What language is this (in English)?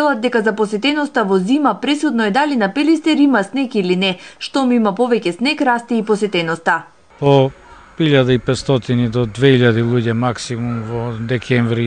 Macedonian